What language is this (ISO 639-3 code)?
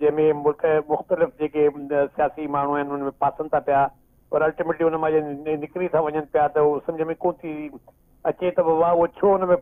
pan